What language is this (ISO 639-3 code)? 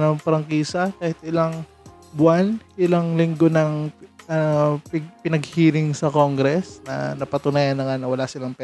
fil